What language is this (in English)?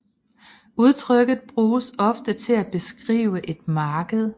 Danish